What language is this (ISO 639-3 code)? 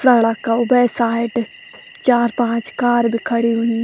gbm